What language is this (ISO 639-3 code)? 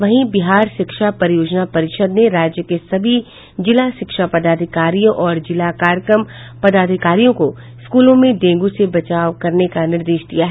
hin